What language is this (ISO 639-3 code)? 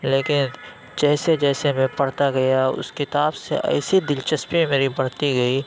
urd